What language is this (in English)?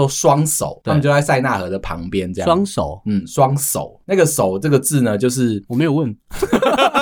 Chinese